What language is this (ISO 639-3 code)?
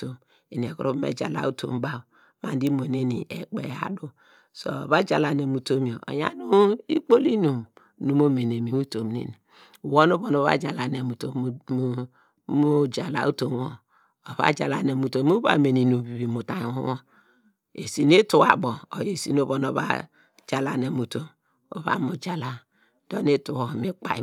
deg